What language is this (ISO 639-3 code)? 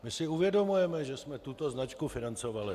ces